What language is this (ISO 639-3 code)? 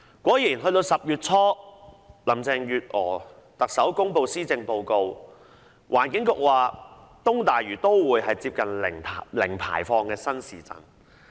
yue